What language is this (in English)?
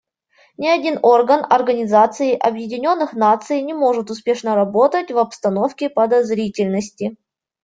Russian